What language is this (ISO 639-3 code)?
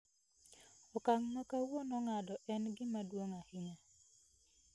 luo